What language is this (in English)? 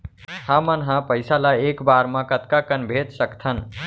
Chhattisgarhi